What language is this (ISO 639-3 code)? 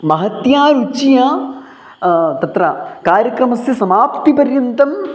san